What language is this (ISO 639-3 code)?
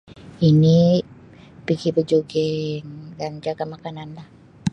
msi